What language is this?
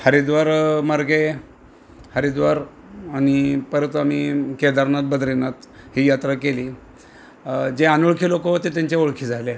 Marathi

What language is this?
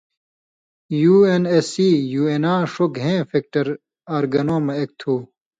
Indus Kohistani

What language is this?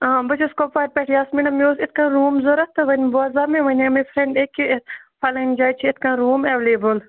Kashmiri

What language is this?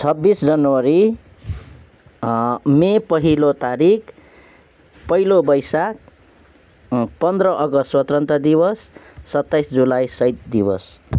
Nepali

